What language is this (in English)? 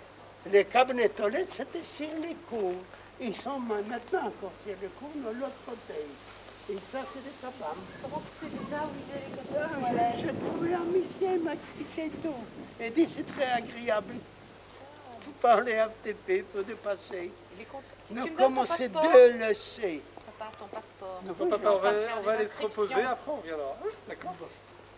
French